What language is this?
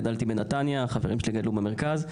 Hebrew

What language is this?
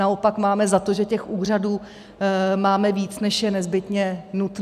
Czech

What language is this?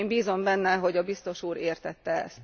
Hungarian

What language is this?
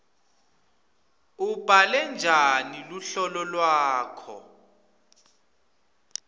Swati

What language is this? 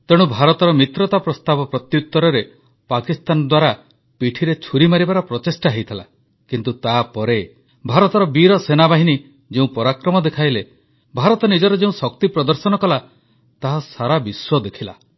Odia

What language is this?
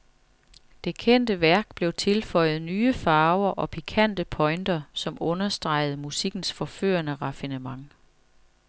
Danish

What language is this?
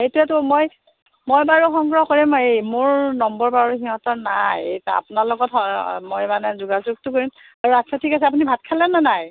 Assamese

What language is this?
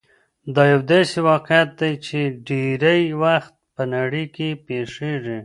Pashto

